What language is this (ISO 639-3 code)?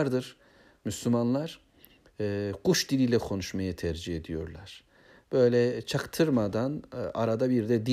tur